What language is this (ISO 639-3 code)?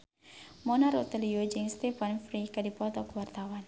sun